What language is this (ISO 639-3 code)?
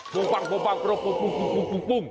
tha